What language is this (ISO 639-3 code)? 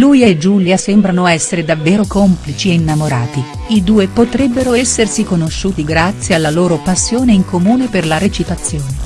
ita